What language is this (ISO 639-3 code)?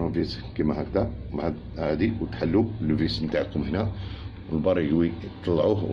ara